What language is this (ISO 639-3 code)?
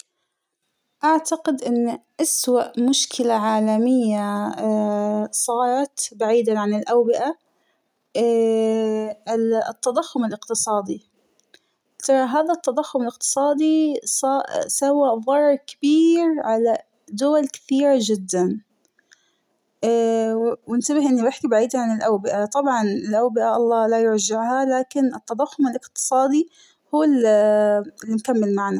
acw